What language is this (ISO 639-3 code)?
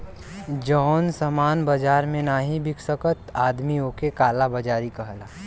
bho